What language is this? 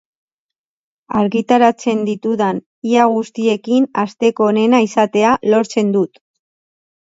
Basque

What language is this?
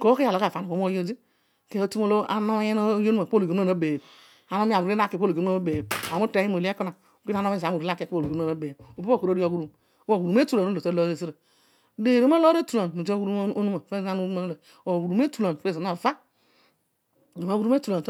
Odual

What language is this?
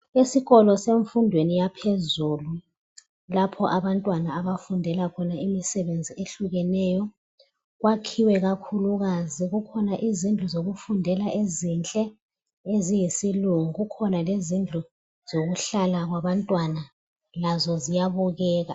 North Ndebele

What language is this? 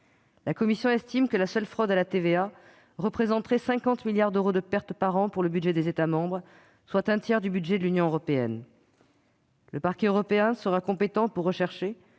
French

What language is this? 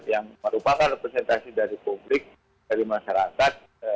Indonesian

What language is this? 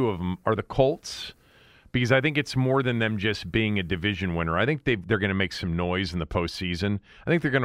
English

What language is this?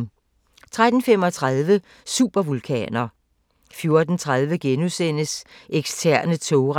Danish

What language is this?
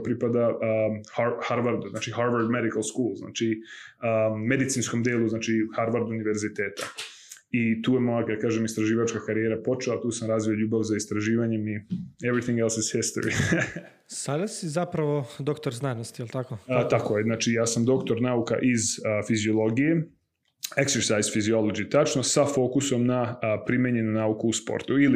Croatian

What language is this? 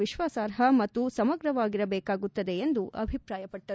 Kannada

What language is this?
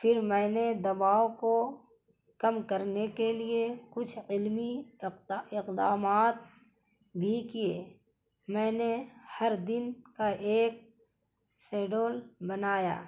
Urdu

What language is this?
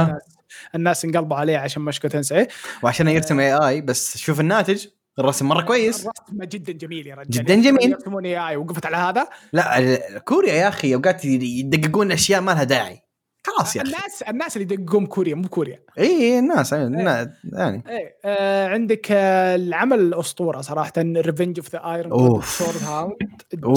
Arabic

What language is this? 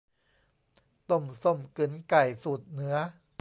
Thai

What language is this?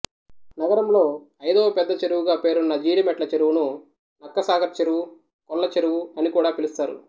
Telugu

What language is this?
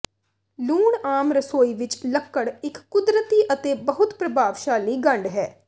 Punjabi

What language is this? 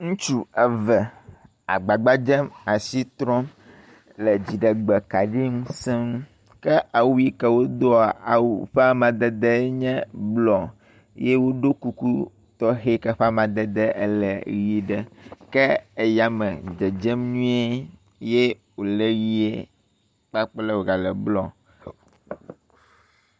Ewe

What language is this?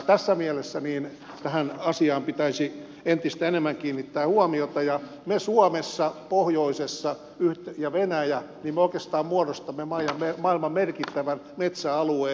Finnish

